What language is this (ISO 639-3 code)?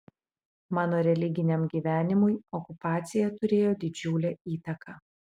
lit